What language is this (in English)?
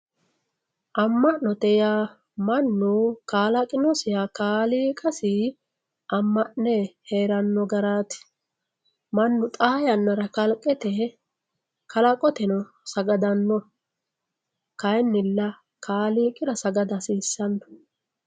Sidamo